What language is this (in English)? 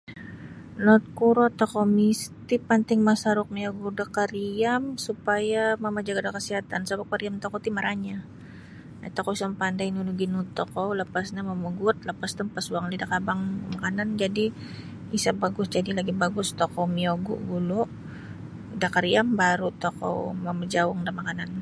Sabah Bisaya